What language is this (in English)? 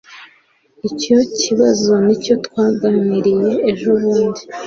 Kinyarwanda